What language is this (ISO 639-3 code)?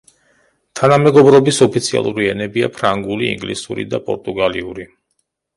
kat